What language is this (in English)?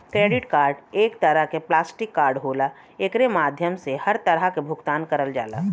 Bhojpuri